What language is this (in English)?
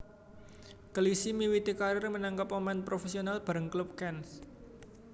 Javanese